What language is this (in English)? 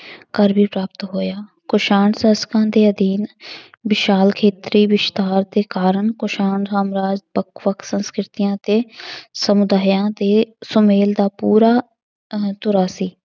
Punjabi